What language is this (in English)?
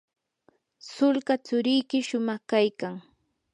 Yanahuanca Pasco Quechua